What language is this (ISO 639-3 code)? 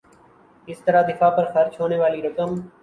urd